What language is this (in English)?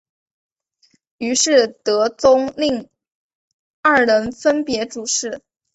Chinese